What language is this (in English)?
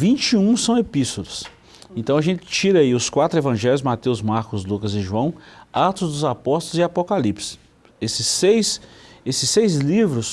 Portuguese